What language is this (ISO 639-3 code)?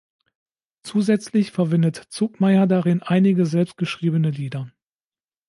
deu